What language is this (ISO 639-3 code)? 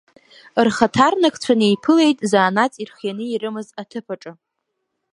abk